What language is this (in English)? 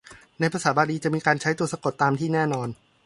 Thai